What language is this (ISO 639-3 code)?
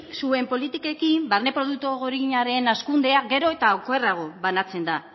eus